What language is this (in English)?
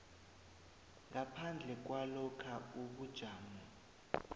South Ndebele